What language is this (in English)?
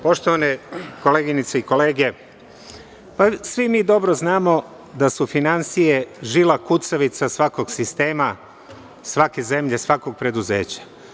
Serbian